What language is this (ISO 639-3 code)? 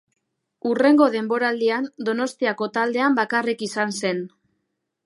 eus